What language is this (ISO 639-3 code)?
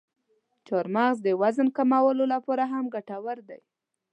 pus